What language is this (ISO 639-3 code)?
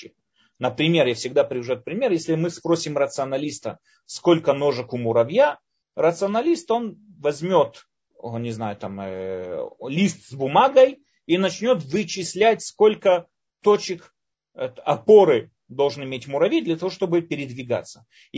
rus